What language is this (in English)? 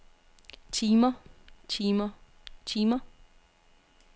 Danish